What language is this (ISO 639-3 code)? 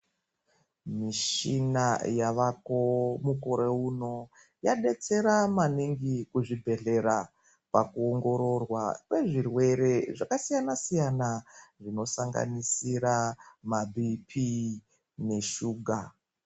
ndc